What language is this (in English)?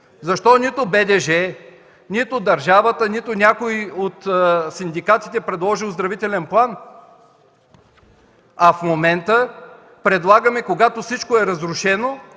Bulgarian